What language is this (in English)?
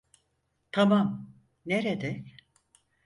Turkish